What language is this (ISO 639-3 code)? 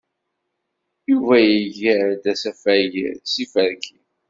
kab